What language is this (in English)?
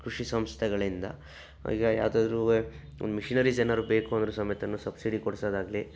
Kannada